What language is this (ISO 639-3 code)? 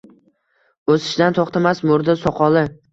uzb